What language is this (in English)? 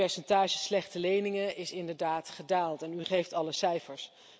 Dutch